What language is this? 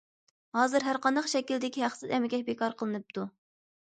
Uyghur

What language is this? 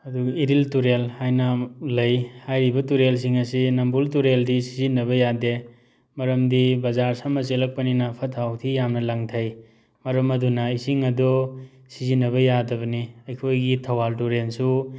Manipuri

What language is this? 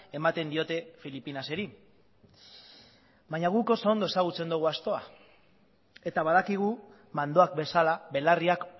Basque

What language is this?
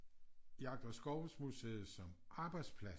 Danish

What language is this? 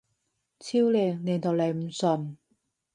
Cantonese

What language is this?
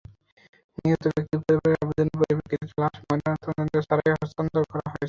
Bangla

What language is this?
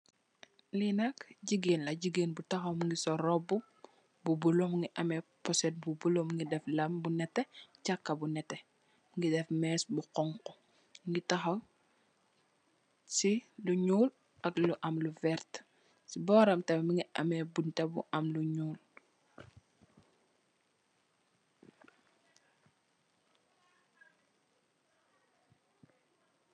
Wolof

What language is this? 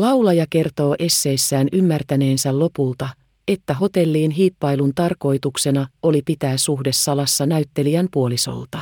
Finnish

